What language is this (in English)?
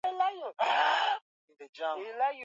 Swahili